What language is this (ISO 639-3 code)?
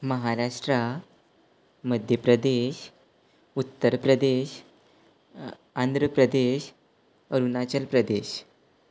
kok